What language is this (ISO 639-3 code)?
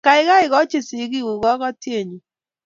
kln